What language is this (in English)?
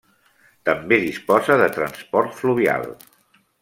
Catalan